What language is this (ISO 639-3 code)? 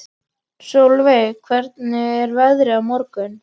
isl